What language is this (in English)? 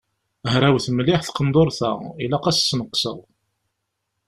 Kabyle